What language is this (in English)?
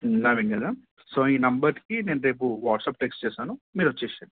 Telugu